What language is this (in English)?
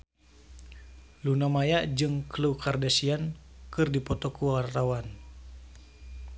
Sundanese